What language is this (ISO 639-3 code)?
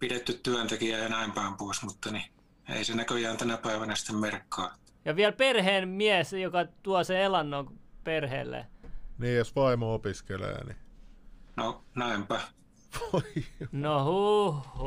fin